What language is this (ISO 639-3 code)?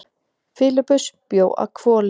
isl